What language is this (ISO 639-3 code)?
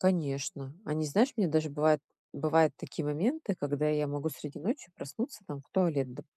rus